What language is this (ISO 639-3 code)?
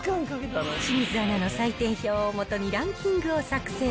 jpn